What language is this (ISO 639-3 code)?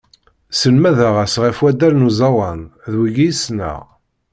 kab